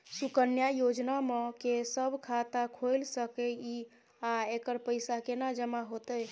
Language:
Maithili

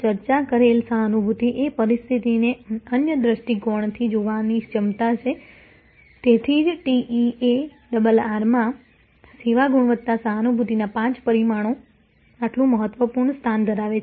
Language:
Gujarati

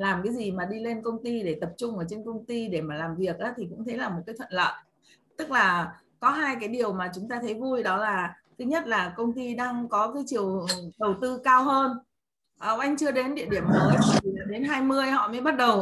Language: Vietnamese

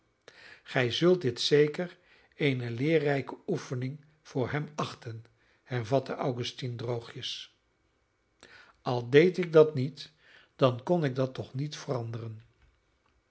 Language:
Dutch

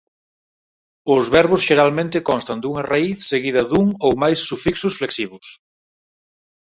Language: Galician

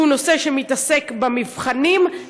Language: Hebrew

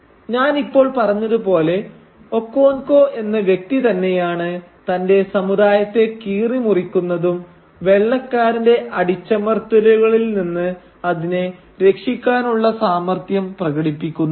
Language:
Malayalam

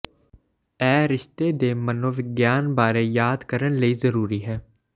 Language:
Punjabi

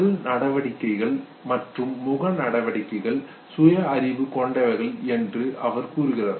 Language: Tamil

